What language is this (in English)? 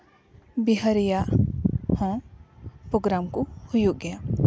Santali